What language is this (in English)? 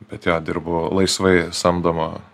Lithuanian